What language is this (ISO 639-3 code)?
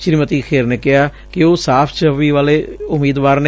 pan